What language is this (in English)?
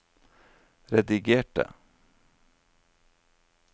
Norwegian